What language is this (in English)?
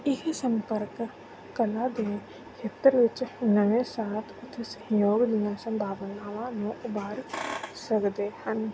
Punjabi